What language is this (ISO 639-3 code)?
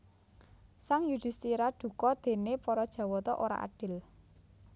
jav